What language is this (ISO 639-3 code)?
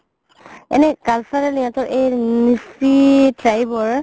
asm